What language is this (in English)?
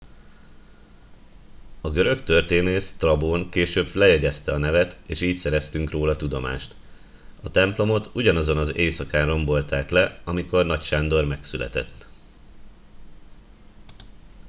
Hungarian